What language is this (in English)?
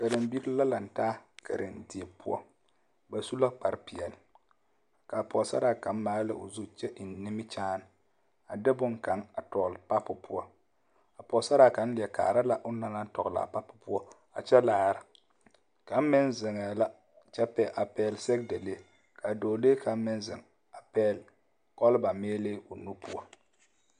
Southern Dagaare